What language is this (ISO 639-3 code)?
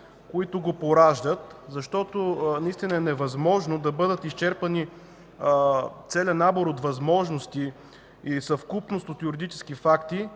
bul